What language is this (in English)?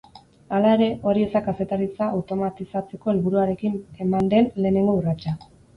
Basque